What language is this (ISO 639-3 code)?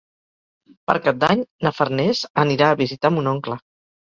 cat